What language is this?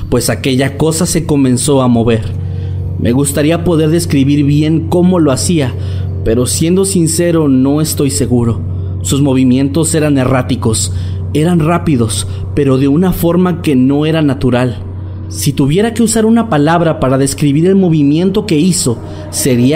Spanish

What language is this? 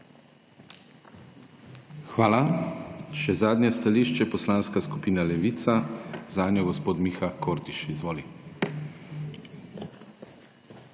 Slovenian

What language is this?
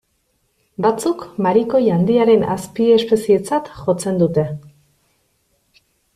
Basque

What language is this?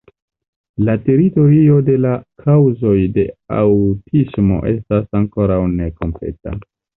Esperanto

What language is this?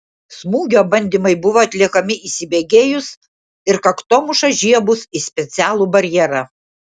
Lithuanian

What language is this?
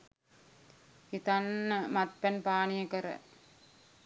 Sinhala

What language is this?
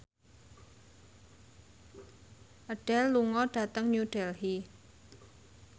Javanese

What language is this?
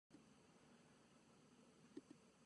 Armenian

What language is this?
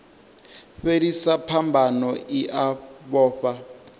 Venda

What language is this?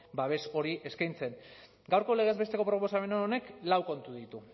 Basque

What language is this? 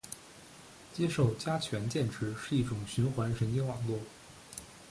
Chinese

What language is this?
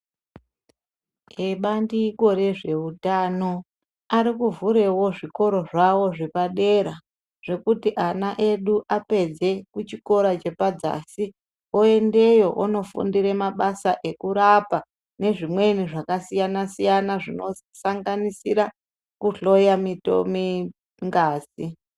Ndau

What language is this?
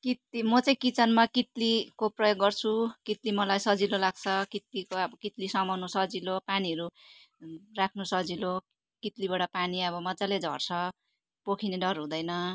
Nepali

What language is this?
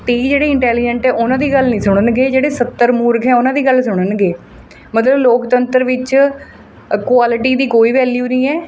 Punjabi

